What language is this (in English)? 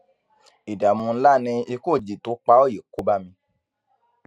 Yoruba